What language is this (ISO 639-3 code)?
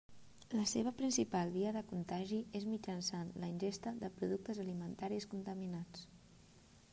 cat